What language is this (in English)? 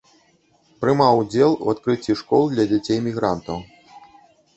Belarusian